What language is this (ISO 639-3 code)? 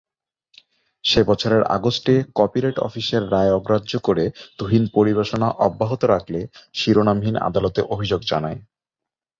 ben